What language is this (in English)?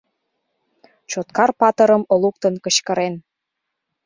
Mari